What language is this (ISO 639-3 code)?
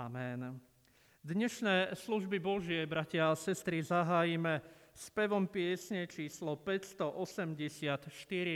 slk